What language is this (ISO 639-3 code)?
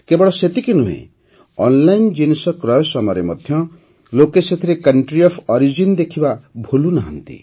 ori